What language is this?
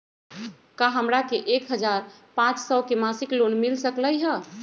Magahi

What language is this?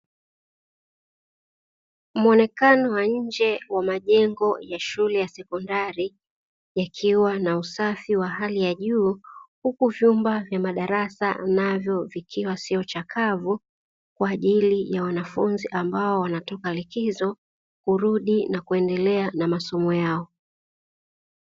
Swahili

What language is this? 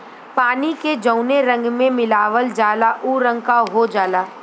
Bhojpuri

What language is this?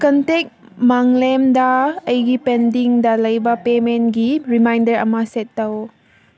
Manipuri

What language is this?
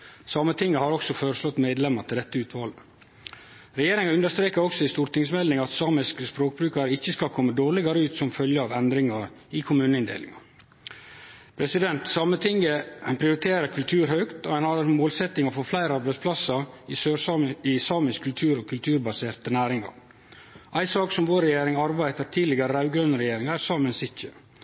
Norwegian Nynorsk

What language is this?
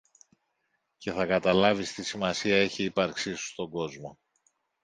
Greek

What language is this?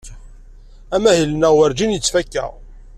Kabyle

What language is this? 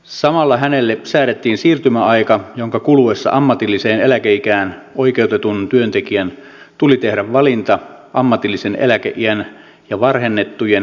Finnish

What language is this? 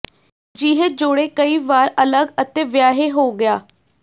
Punjabi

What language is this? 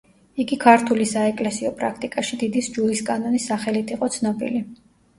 Georgian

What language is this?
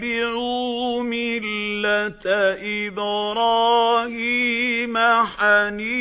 Arabic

